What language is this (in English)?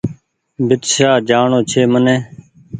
Goaria